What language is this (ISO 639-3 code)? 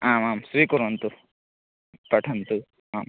san